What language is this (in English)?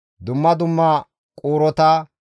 Gamo